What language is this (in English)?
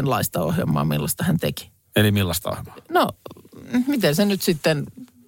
Finnish